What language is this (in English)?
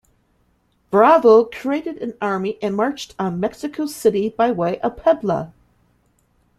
English